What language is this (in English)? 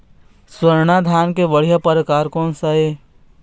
Chhattisgarhi